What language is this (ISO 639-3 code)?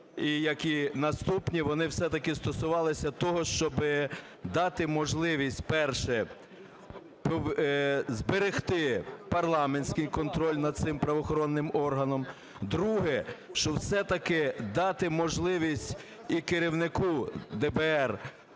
ukr